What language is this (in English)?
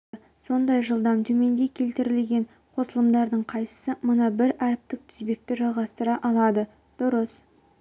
Kazakh